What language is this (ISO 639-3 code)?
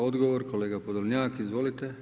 hrv